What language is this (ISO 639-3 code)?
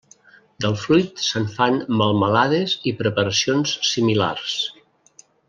cat